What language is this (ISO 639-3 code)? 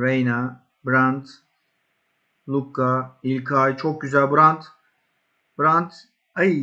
tur